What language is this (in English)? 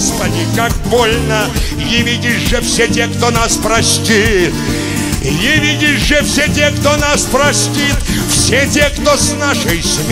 Russian